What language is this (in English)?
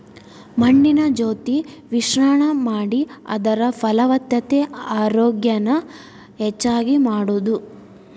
Kannada